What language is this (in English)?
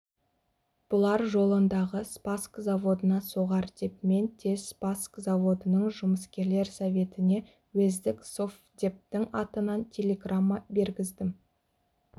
Kazakh